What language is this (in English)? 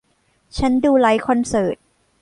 Thai